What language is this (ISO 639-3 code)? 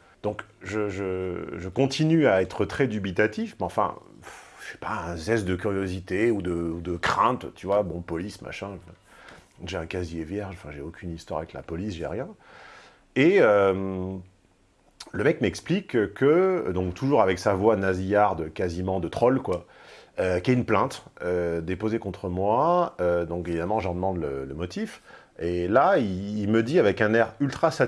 fra